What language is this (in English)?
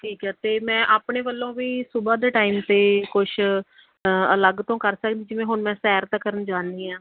Punjabi